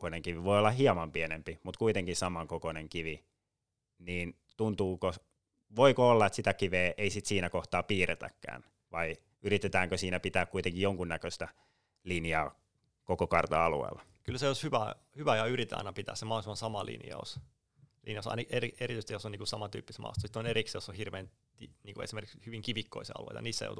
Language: Finnish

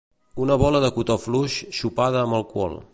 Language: Catalan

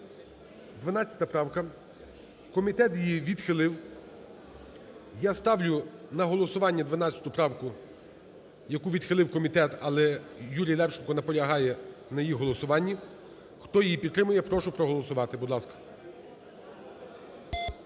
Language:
Ukrainian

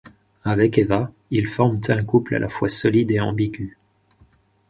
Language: French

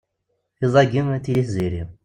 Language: Kabyle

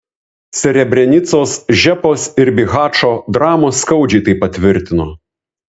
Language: Lithuanian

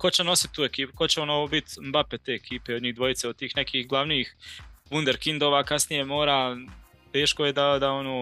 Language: Croatian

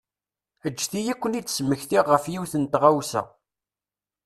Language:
Kabyle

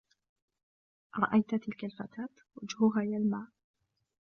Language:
Arabic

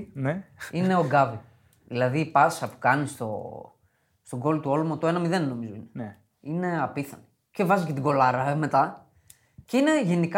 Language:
Greek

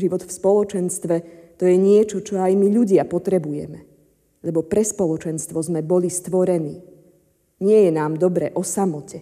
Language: Slovak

